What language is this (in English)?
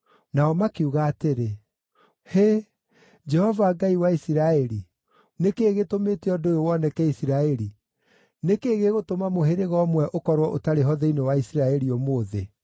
Kikuyu